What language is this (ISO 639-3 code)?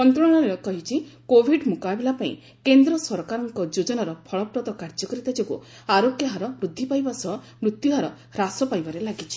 ori